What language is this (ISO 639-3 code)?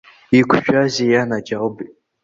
abk